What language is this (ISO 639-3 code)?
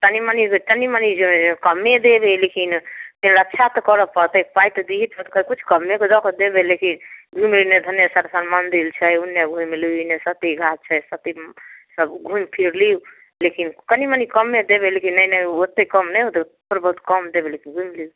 mai